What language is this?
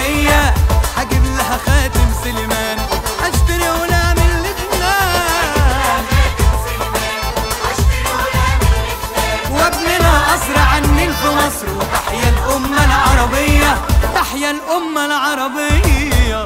Arabic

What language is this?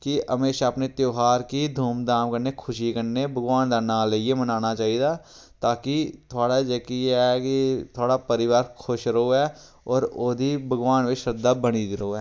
Dogri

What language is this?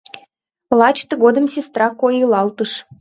Mari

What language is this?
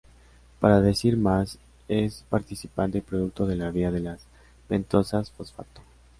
Spanish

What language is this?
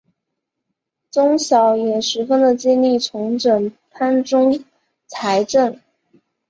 Chinese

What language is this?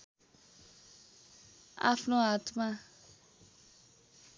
Nepali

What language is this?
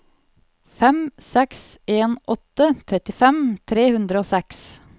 Norwegian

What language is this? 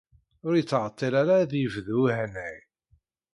Kabyle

